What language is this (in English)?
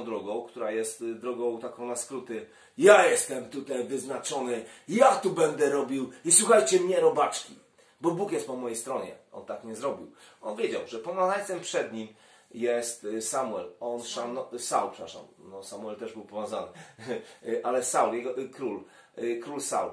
Polish